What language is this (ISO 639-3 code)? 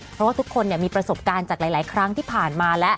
tha